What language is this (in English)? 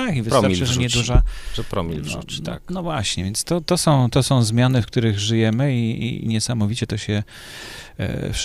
Polish